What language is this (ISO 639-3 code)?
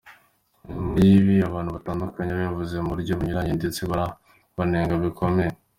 kin